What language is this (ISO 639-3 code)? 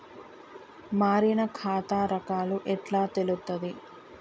tel